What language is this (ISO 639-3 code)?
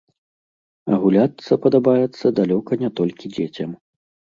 bel